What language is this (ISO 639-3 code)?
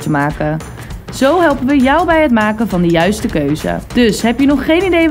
nld